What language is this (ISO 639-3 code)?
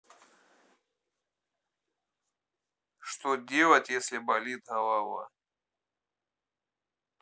rus